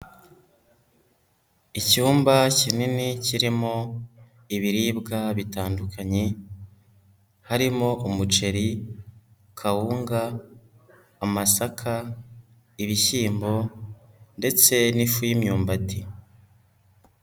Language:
Kinyarwanda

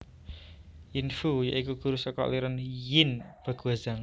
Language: Javanese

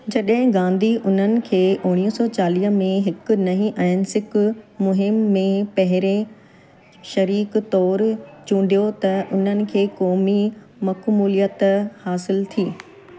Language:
Sindhi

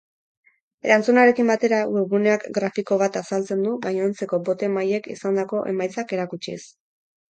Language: Basque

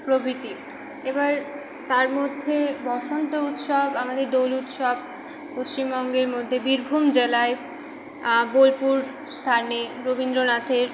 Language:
Bangla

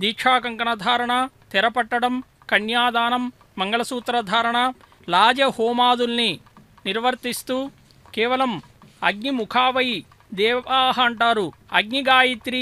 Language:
Indonesian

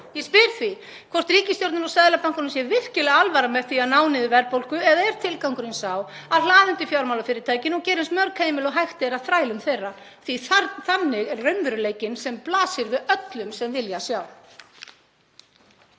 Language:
Icelandic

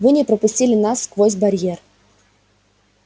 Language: Russian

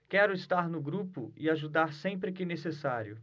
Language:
Portuguese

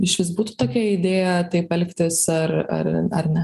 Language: Lithuanian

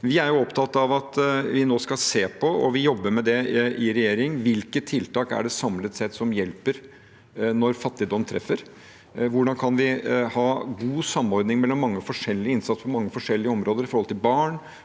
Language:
Norwegian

